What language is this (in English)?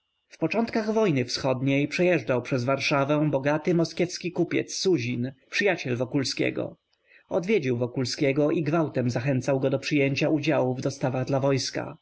Polish